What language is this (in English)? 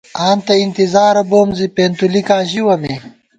Gawar-Bati